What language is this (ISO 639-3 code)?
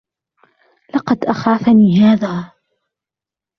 ara